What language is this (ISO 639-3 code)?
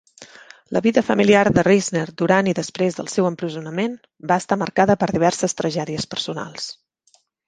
cat